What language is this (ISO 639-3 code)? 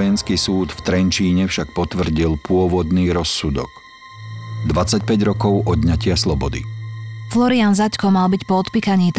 slk